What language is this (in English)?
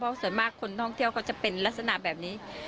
Thai